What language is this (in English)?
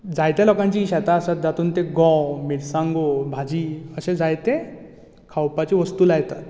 Konkani